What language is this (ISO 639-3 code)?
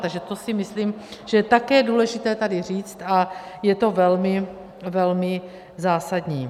ces